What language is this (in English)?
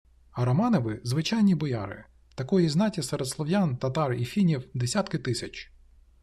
Ukrainian